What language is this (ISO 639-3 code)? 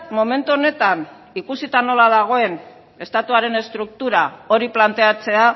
eus